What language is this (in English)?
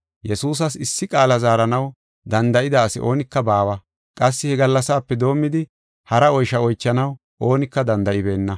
Gofa